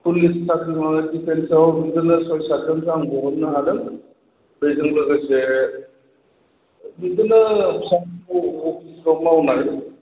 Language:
Bodo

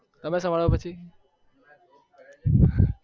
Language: Gujarati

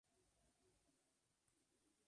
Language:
Spanish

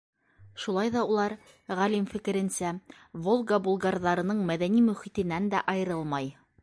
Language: Bashkir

